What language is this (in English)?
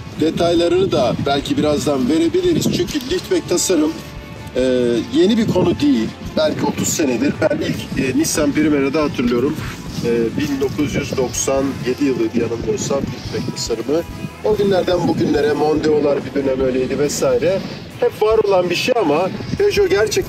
Turkish